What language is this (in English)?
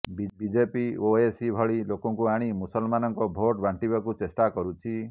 Odia